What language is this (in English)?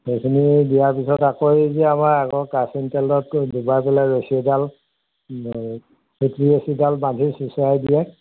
Assamese